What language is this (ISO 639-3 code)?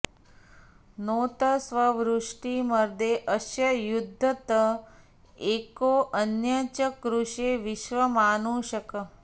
san